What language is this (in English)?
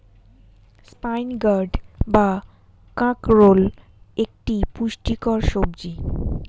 Bangla